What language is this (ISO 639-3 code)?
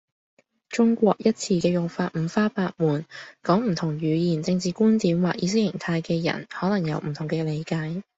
yue